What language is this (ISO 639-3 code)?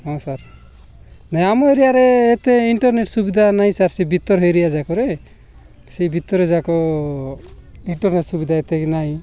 ori